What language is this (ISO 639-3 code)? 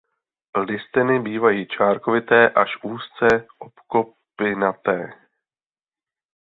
ces